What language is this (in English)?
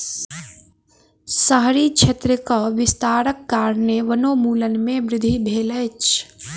Maithili